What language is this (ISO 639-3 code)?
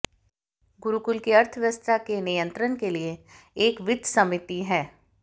hin